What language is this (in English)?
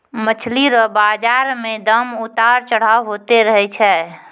Maithili